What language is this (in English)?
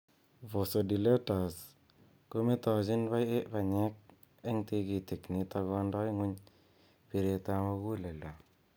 Kalenjin